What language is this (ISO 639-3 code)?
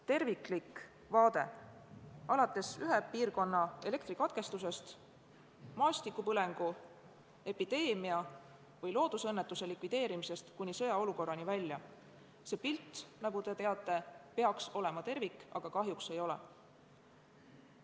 est